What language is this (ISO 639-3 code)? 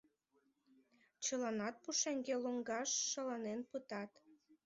chm